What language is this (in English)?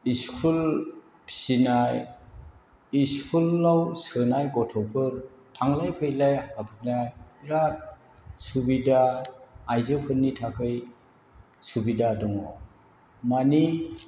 Bodo